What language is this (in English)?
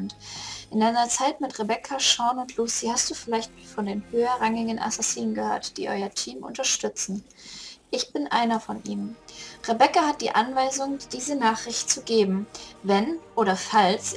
German